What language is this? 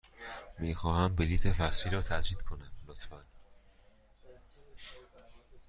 Persian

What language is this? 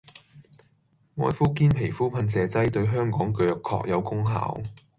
Cantonese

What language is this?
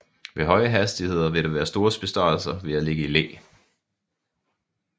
Danish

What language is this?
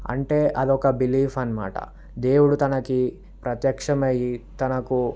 Telugu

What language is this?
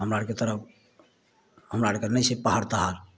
Maithili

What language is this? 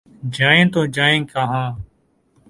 Urdu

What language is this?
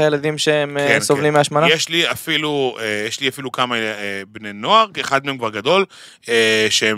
Hebrew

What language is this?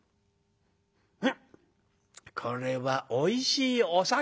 Japanese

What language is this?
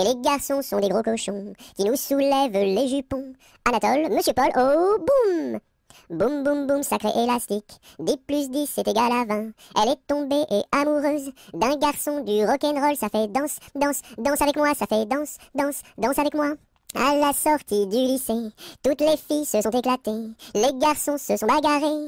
French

